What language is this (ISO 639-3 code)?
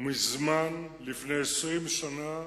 heb